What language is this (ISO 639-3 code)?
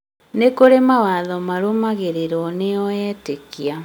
kik